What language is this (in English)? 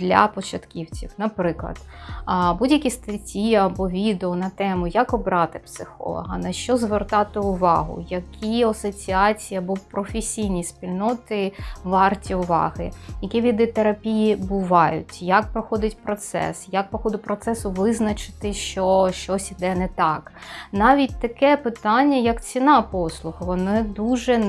Ukrainian